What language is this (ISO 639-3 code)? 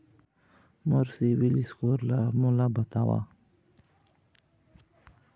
hne